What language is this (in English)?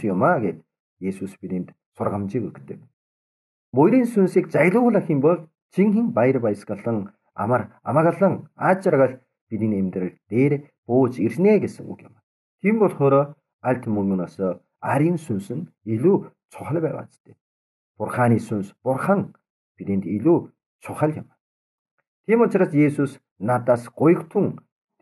Turkish